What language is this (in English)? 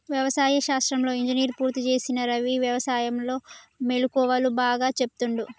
Telugu